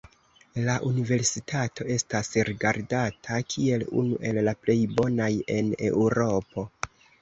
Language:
Esperanto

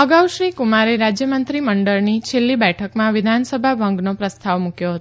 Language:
Gujarati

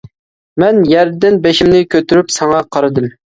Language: Uyghur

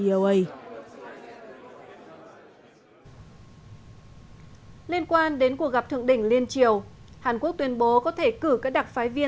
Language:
Vietnamese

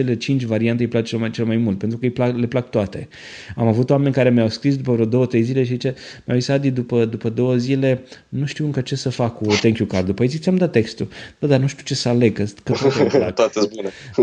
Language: Romanian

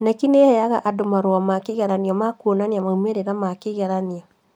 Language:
Kikuyu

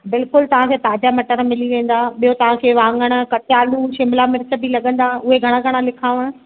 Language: Sindhi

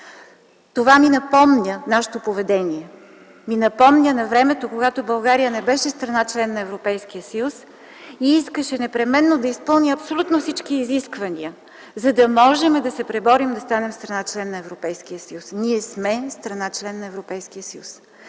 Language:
Bulgarian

